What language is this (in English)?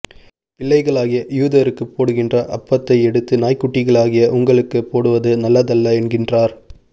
Tamil